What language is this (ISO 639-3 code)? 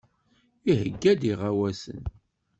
kab